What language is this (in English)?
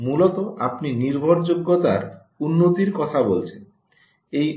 Bangla